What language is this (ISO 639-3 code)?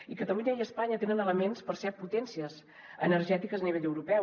cat